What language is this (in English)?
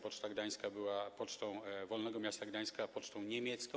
Polish